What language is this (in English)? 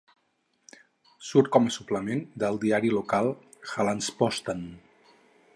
Catalan